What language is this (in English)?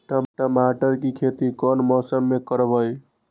Magahi